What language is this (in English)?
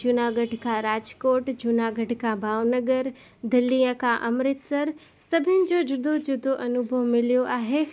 Sindhi